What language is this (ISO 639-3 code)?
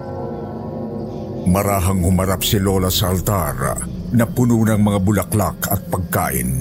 fil